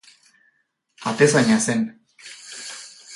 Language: Basque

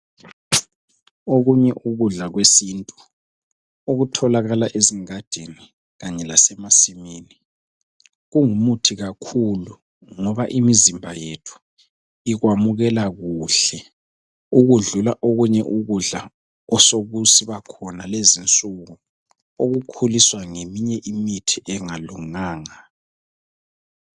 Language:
North Ndebele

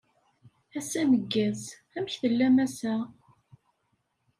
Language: Kabyle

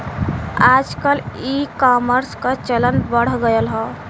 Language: Bhojpuri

